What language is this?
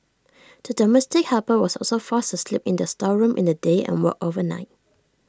English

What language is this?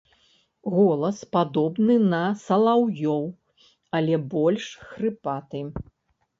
Belarusian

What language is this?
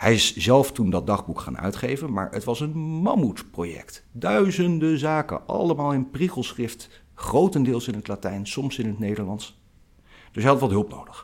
Dutch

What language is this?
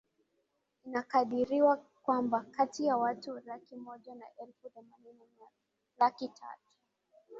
Swahili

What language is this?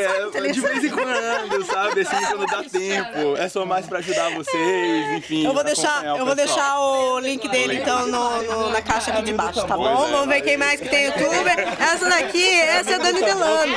Portuguese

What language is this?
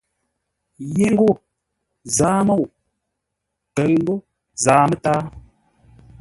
Ngombale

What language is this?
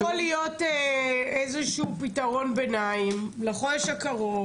Hebrew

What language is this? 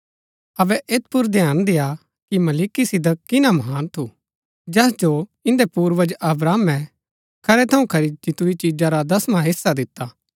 Gaddi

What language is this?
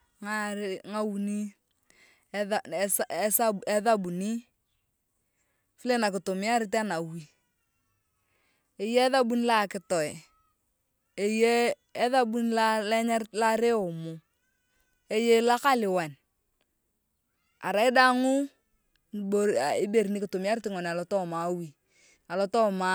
Turkana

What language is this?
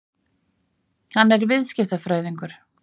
Icelandic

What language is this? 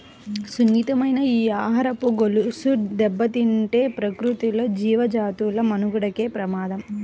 Telugu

